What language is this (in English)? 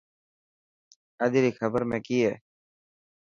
Dhatki